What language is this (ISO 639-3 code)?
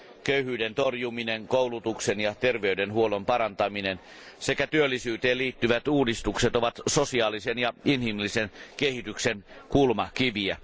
fin